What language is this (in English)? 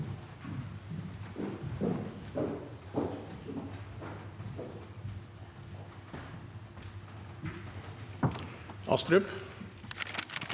Norwegian